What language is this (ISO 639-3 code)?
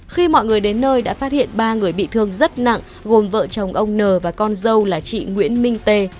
vie